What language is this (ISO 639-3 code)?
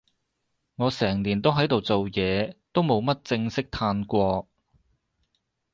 yue